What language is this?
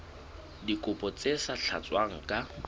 Southern Sotho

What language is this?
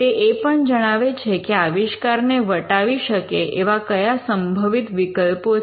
Gujarati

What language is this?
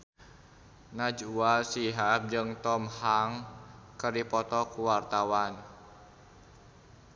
Sundanese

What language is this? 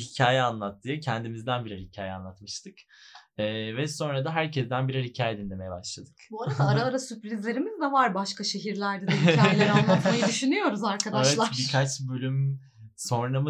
Turkish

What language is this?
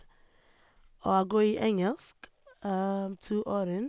Norwegian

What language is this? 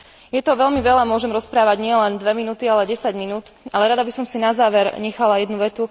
Slovak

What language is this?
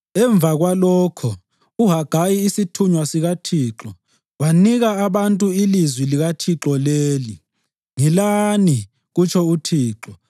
North Ndebele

